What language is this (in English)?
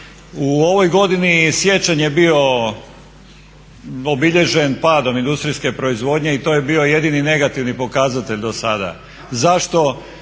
Croatian